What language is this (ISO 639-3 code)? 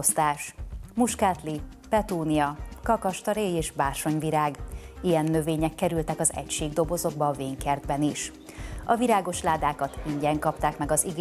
hun